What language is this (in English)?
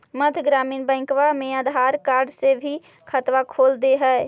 Magahi